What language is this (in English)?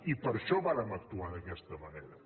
Catalan